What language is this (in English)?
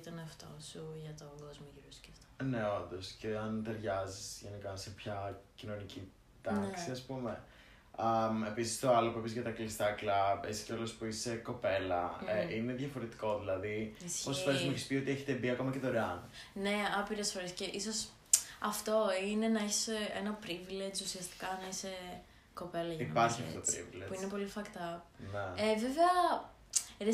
Greek